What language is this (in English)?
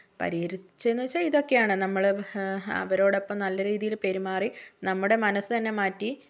Malayalam